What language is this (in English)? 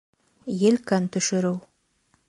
Bashkir